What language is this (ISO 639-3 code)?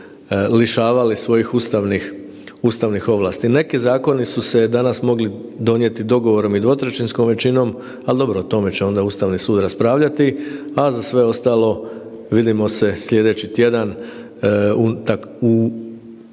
hrv